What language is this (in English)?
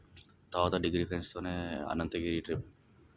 Telugu